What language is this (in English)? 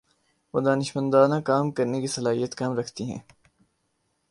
Urdu